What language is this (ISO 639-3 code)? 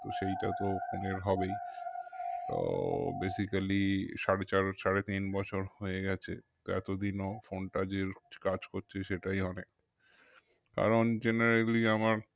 ben